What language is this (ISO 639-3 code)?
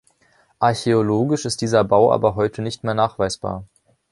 deu